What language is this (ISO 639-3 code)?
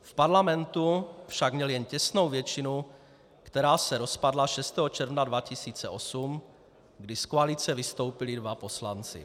ces